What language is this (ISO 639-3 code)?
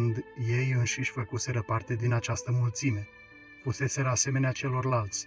ron